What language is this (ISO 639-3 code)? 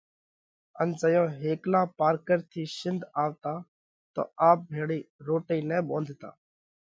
kvx